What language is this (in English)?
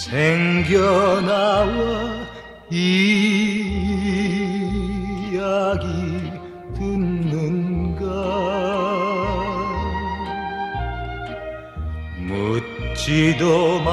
Romanian